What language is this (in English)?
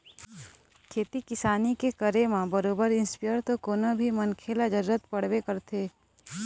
Chhattisgarhi